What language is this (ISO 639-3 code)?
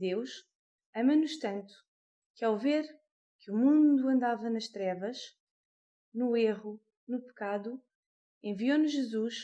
por